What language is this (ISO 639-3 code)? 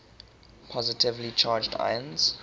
eng